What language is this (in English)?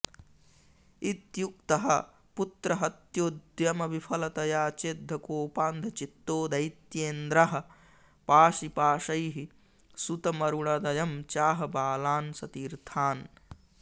Sanskrit